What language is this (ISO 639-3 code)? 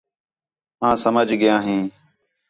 xhe